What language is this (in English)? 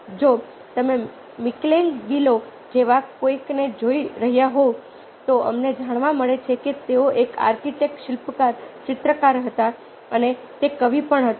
Gujarati